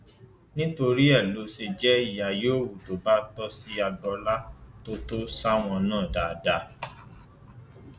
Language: Yoruba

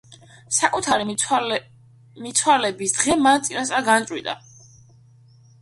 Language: Georgian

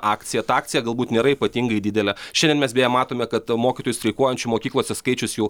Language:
Lithuanian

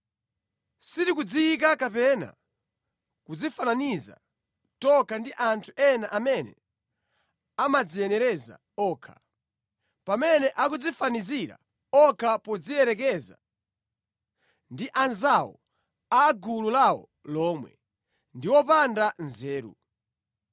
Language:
Nyanja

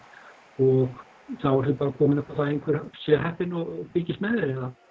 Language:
Icelandic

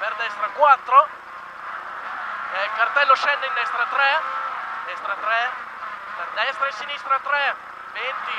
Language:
Italian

